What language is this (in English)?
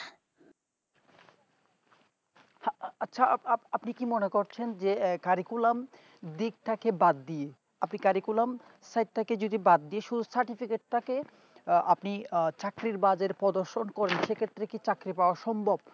Bangla